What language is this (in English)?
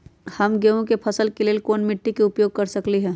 Magahi